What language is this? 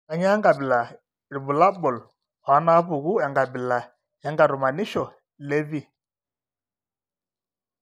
Masai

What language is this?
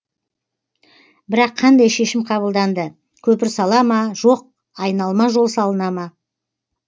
Kazakh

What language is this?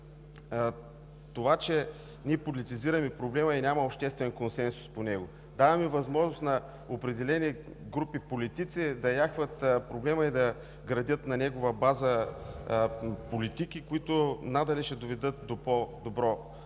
Bulgarian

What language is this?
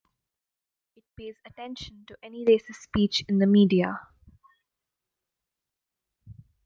English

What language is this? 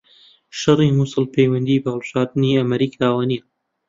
Central Kurdish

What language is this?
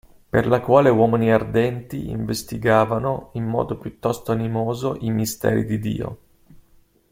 Italian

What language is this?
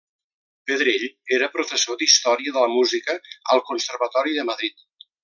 Catalan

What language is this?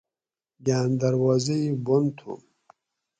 Gawri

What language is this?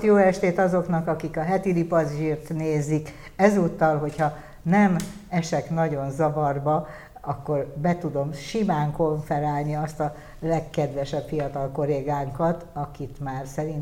Hungarian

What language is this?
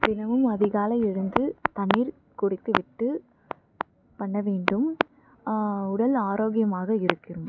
Tamil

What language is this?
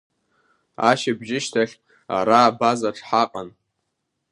Abkhazian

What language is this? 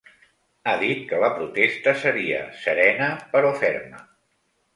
Catalan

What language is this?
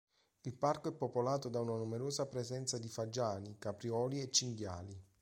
Italian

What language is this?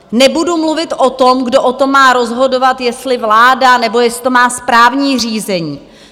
Czech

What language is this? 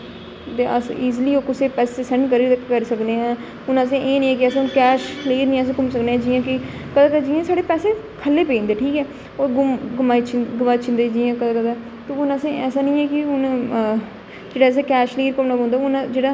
Dogri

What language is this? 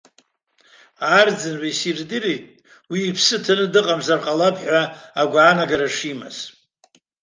Abkhazian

